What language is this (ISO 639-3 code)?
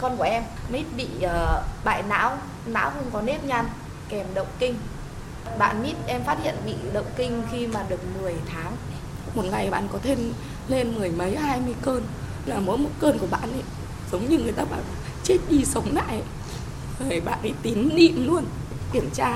vie